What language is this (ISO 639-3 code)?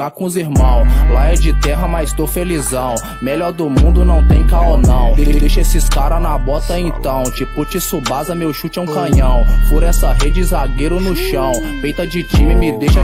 por